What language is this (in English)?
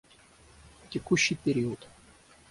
Russian